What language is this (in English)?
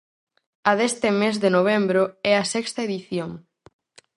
Galician